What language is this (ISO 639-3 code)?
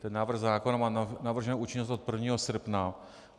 ces